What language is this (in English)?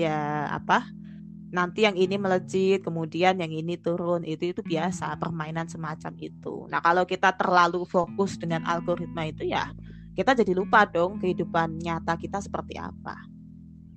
Indonesian